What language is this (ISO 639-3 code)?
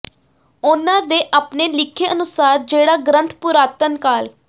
pan